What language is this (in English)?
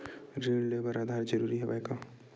Chhattisgarhi